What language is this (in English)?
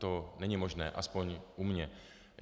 Czech